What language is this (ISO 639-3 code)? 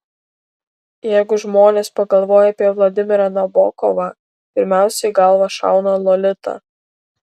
lit